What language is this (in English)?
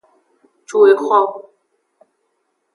Aja (Benin)